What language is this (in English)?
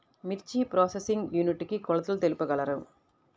Telugu